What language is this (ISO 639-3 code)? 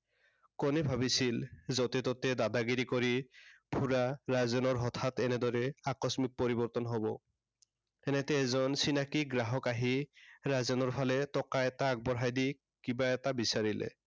asm